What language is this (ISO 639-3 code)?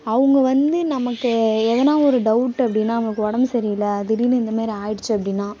tam